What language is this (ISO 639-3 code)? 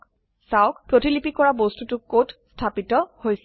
asm